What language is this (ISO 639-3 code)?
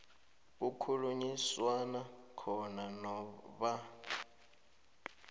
nbl